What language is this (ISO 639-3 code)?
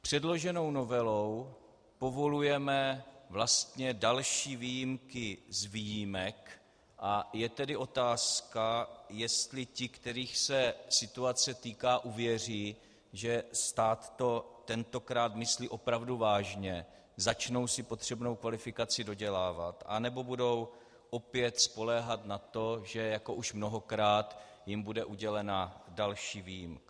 ces